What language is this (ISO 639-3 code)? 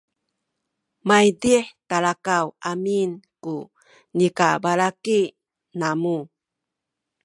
szy